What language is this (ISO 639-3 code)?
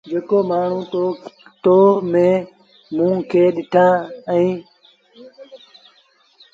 sbn